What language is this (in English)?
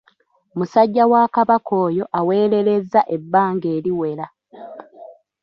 Ganda